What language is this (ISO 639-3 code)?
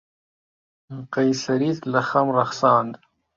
ckb